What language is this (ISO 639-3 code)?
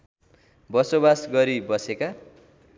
nep